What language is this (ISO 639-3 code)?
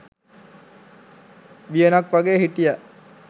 sin